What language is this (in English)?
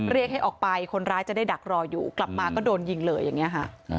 Thai